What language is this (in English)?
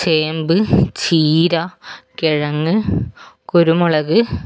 Malayalam